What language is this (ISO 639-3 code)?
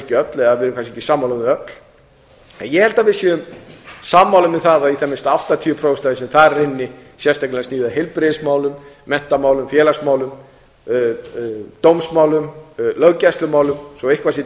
isl